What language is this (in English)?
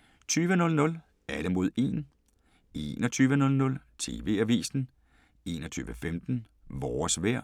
Danish